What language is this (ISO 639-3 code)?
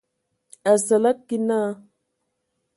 ewo